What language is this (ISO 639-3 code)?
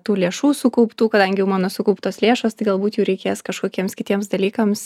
lit